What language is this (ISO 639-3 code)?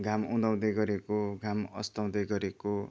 nep